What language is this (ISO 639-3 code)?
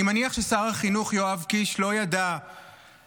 heb